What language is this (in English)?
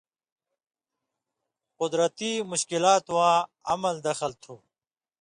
Indus Kohistani